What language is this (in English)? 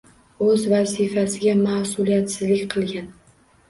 Uzbek